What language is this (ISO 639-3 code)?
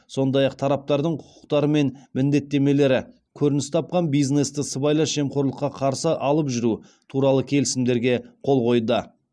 kaz